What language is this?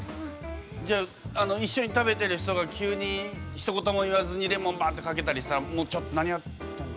Japanese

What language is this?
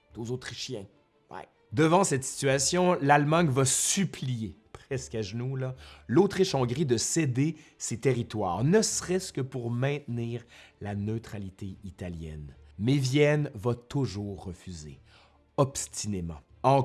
French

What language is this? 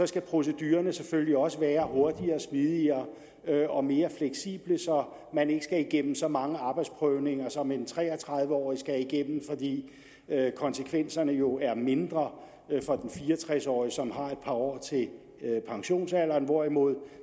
Danish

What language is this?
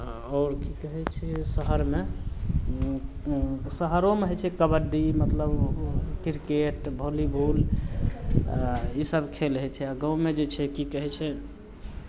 Maithili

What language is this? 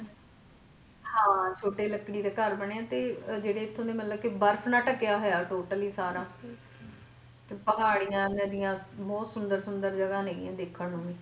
Punjabi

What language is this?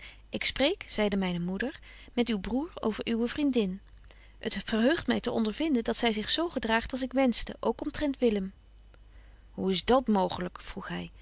Dutch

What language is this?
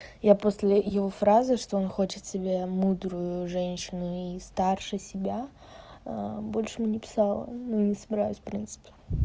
Russian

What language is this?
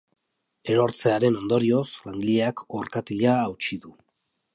Basque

